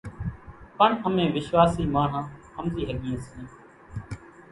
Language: Kachi Koli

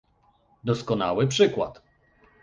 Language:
Polish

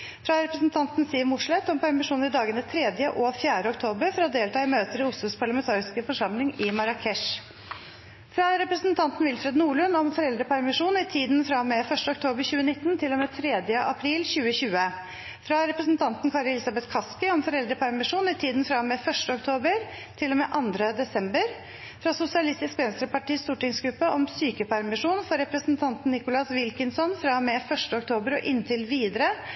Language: Norwegian Bokmål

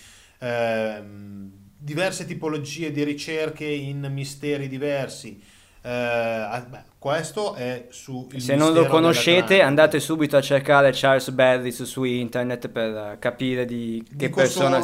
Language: Italian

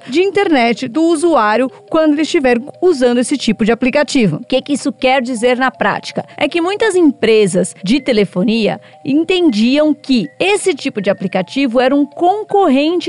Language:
Portuguese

